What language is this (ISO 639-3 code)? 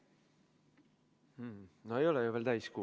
est